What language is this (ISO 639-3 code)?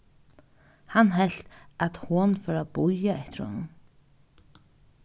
fao